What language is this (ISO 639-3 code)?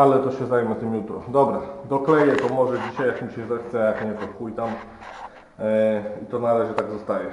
pol